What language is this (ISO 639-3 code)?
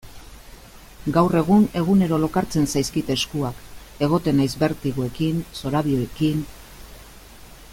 eus